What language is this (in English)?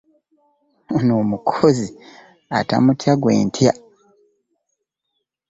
Ganda